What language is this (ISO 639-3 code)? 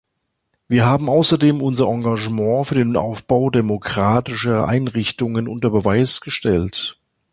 deu